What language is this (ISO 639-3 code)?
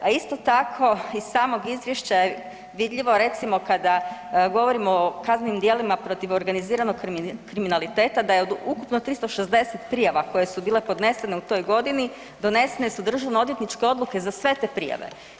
hrv